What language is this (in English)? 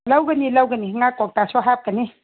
Manipuri